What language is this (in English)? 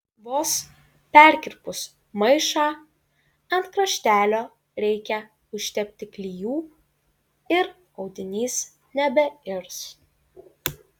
Lithuanian